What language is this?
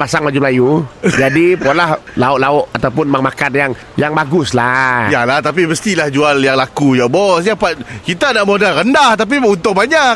Malay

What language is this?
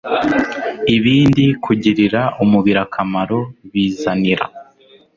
Kinyarwanda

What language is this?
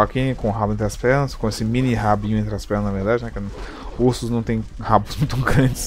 Portuguese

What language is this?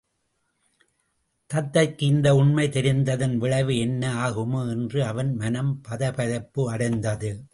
Tamil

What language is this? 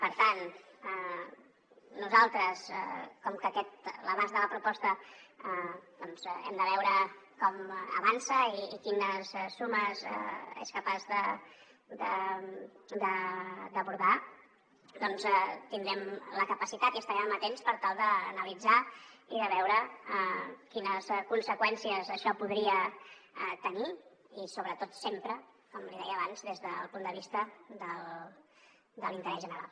Catalan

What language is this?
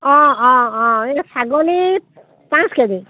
Assamese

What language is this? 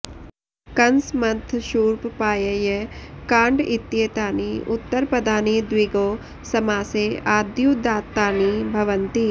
Sanskrit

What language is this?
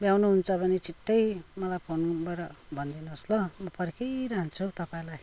Nepali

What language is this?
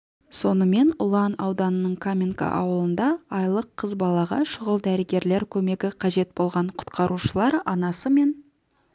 Kazakh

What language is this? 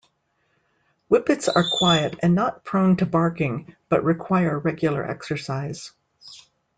English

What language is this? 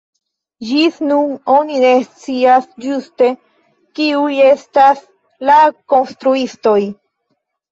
Esperanto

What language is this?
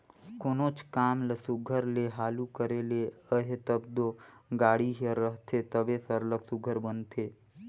Chhattisgarhi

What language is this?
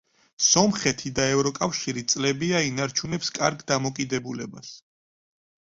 Georgian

